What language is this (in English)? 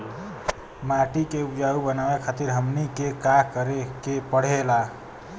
Bhojpuri